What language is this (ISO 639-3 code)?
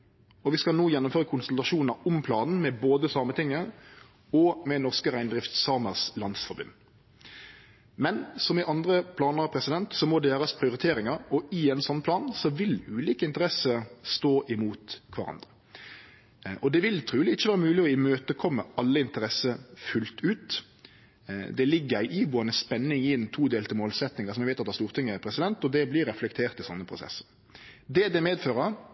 nno